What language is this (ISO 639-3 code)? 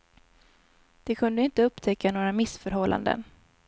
swe